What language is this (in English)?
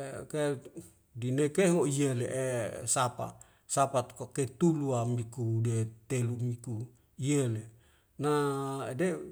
Wemale